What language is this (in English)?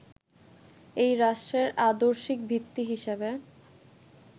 Bangla